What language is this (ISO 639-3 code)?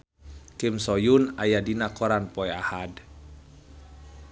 sun